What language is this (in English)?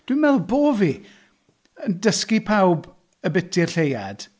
Welsh